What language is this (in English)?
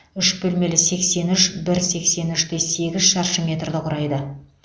Kazakh